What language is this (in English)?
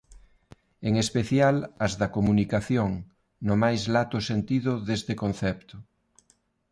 Galician